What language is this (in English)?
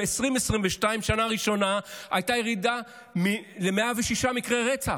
Hebrew